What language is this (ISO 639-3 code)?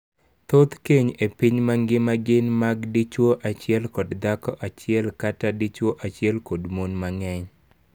luo